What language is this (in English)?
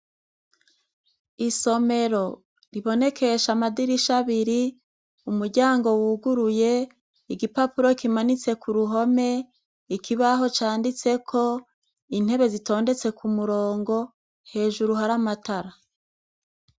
Rundi